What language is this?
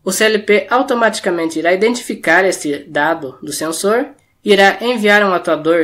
Portuguese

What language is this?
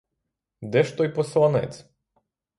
Ukrainian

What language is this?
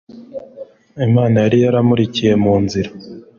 Kinyarwanda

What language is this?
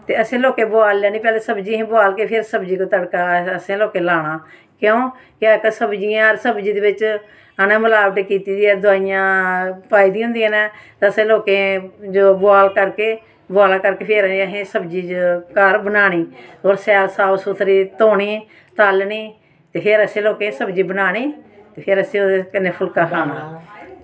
Dogri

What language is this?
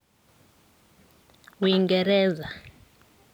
Kalenjin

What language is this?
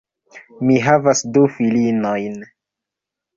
Esperanto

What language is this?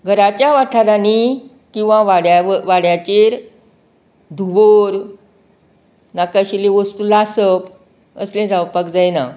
Konkani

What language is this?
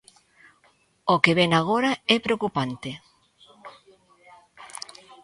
Galician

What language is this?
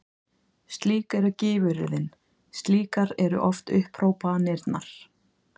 Icelandic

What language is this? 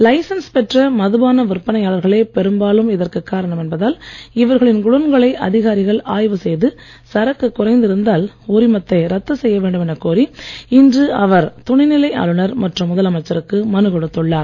Tamil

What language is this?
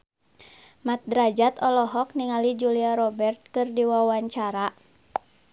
Sundanese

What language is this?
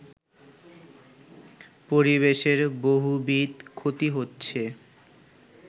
Bangla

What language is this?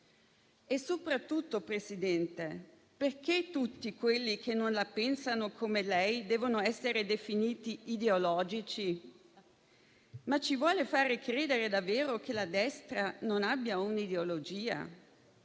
Italian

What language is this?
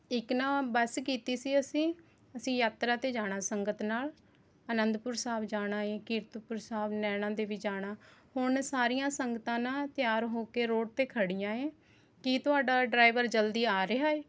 Punjabi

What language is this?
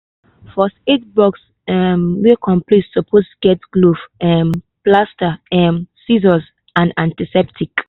Nigerian Pidgin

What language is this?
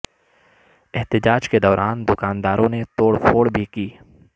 Urdu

